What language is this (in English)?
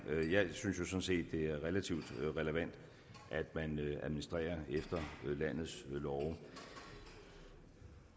Danish